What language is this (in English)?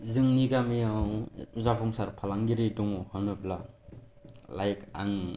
Bodo